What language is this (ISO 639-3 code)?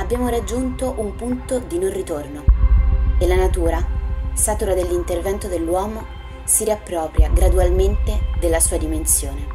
ita